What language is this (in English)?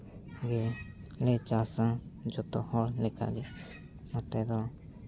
Santali